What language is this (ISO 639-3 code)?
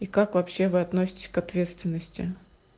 rus